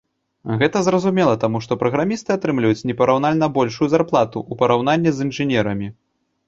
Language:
Belarusian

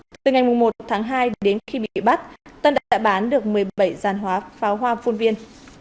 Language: Vietnamese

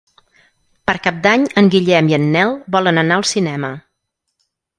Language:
Catalan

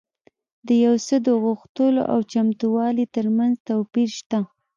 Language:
Pashto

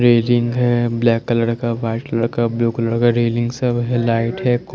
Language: Hindi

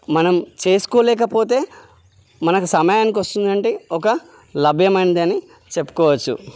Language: Telugu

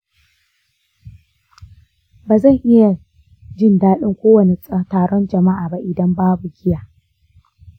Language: Hausa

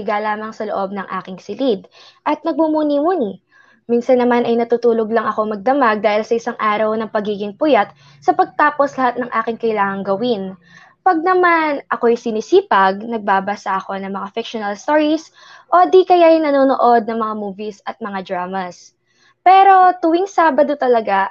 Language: Filipino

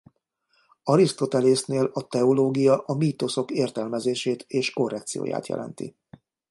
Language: Hungarian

